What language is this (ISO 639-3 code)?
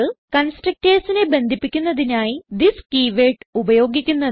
mal